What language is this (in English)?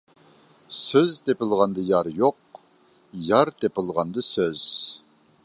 Uyghur